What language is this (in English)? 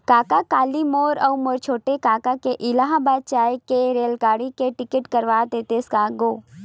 Chhattisgarhi